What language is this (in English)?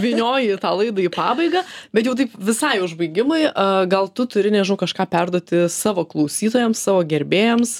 Lithuanian